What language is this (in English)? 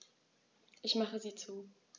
German